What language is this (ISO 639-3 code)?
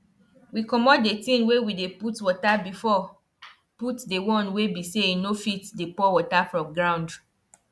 pcm